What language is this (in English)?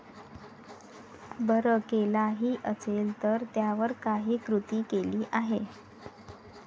Marathi